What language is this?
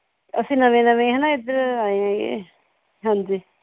Punjabi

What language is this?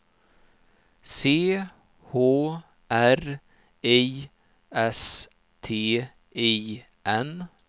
Swedish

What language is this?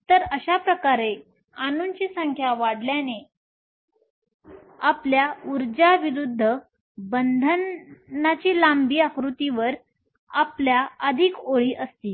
Marathi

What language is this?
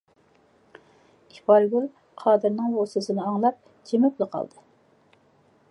Uyghur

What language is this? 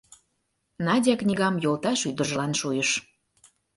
Mari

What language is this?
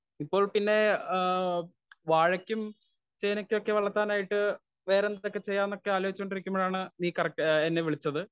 Malayalam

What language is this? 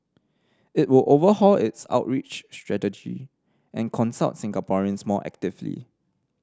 English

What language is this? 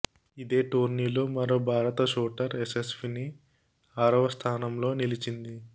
Telugu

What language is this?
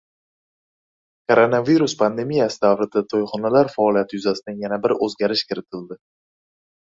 Uzbek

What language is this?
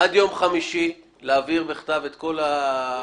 Hebrew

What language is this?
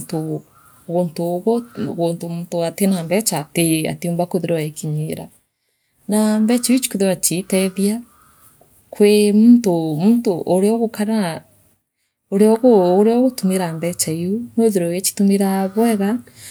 Meru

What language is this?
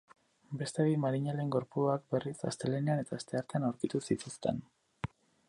Basque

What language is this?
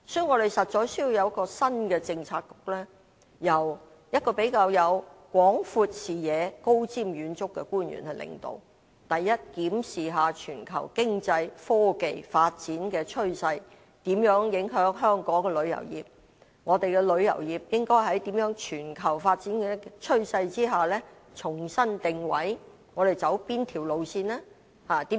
Cantonese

